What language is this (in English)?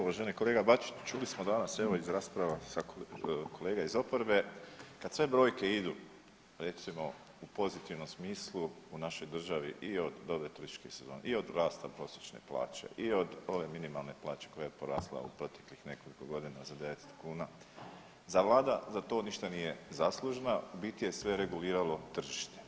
Croatian